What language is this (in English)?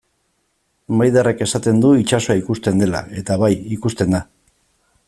Basque